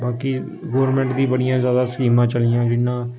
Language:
Dogri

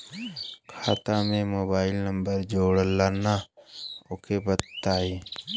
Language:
Bhojpuri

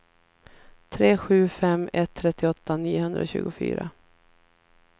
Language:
Swedish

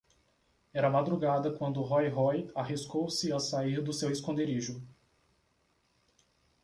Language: Portuguese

